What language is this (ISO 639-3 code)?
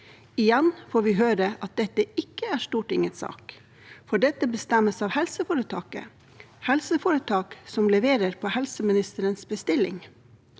nor